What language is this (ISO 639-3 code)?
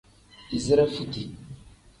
kdh